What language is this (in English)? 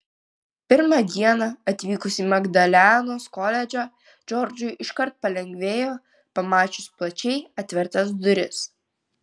Lithuanian